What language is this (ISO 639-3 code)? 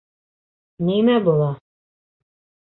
bak